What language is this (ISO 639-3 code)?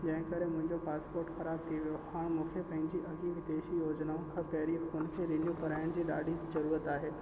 snd